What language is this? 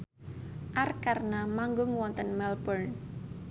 Javanese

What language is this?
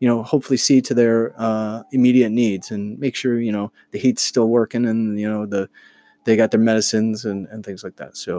English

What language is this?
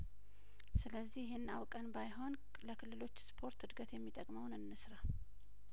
Amharic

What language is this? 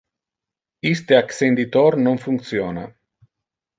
Interlingua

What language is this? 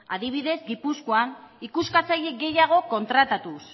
Basque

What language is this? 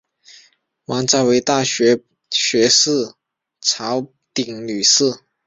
Chinese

